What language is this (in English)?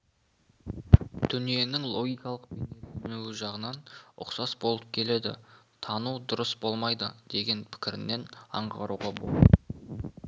Kazakh